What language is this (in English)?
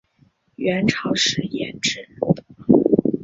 Chinese